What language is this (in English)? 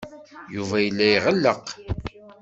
Kabyle